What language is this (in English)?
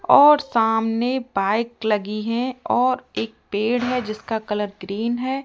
Hindi